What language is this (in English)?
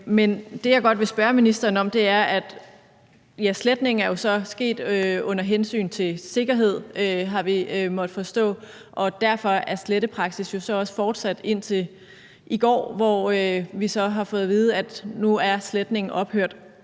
Danish